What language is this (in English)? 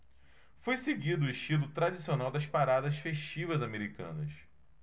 Portuguese